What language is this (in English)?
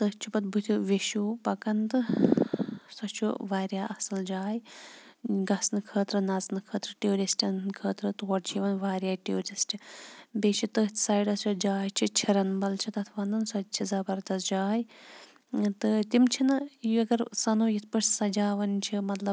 Kashmiri